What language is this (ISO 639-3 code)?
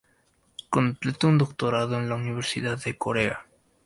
spa